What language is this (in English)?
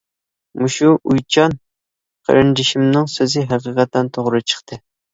Uyghur